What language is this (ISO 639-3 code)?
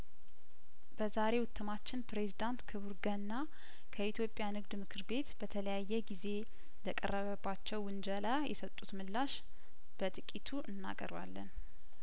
amh